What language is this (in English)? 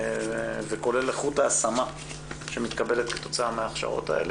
Hebrew